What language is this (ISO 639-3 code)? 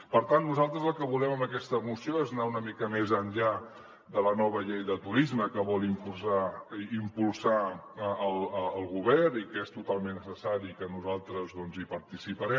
cat